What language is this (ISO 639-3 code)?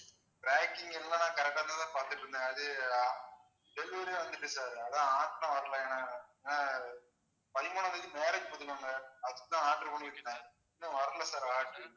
tam